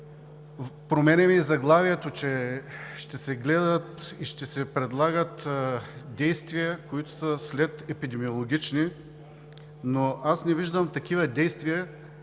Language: Bulgarian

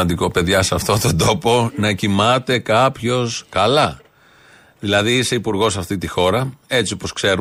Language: Greek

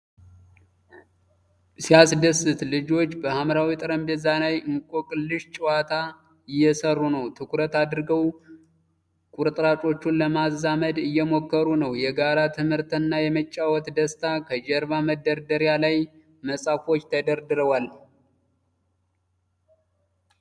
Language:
Amharic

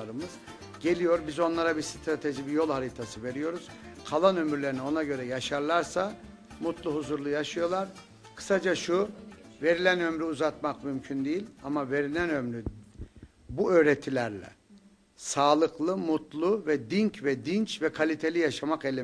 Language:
Turkish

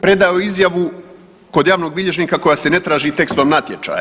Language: Croatian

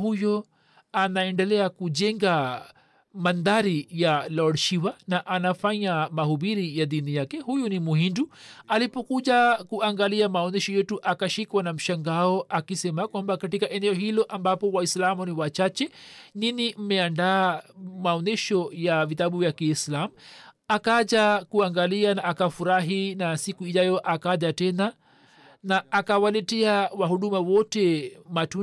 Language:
Swahili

